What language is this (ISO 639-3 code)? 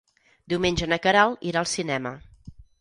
cat